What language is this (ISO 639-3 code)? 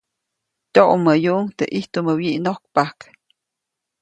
zoc